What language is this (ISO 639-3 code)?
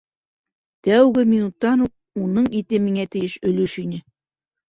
bak